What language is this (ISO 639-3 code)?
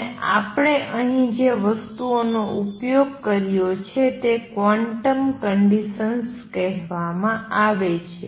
guj